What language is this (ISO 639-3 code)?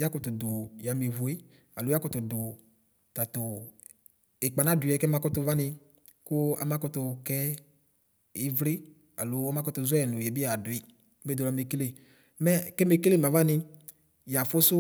kpo